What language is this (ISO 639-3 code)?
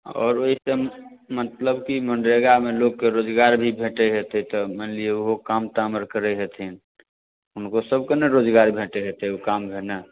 mai